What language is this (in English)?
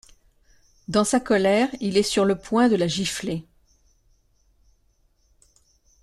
French